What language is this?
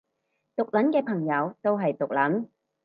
Cantonese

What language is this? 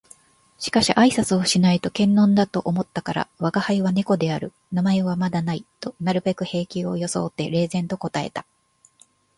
Japanese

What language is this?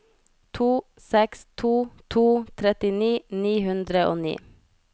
Norwegian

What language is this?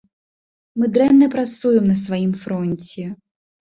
Belarusian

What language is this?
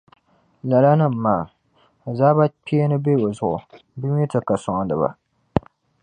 Dagbani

